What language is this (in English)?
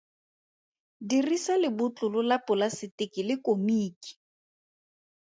Tswana